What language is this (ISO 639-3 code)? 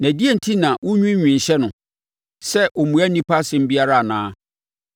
aka